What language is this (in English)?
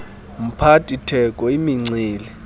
Xhosa